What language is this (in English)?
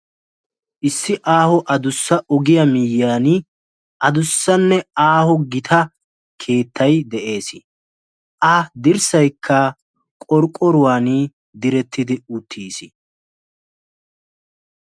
Wolaytta